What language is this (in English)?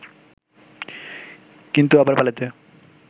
Bangla